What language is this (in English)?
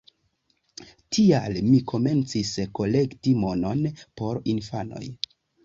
Esperanto